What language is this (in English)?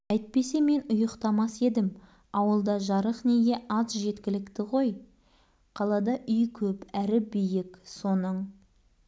Kazakh